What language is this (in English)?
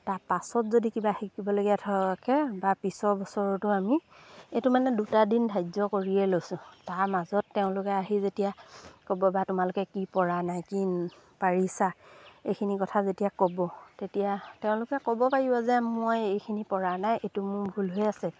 Assamese